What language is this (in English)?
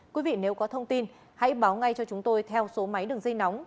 Vietnamese